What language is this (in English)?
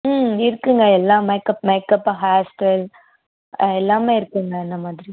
Tamil